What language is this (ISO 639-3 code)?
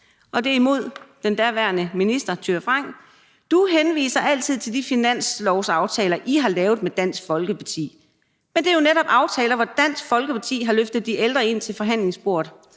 dan